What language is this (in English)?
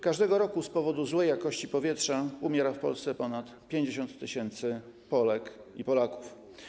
Polish